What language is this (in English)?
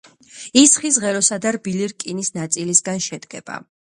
Georgian